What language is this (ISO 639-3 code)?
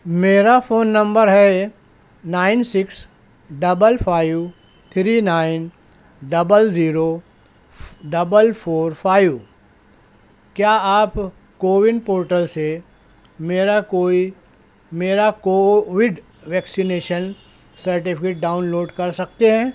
urd